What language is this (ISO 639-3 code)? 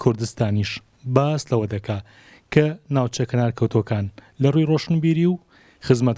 nld